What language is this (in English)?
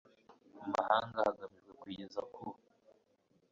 Kinyarwanda